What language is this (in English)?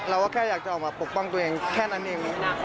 Thai